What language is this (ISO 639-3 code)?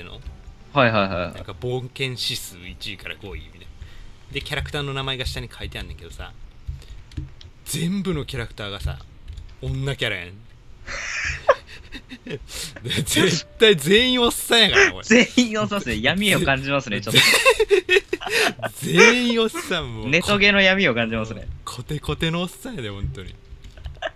jpn